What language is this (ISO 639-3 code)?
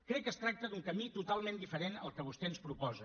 cat